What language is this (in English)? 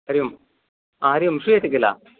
Sanskrit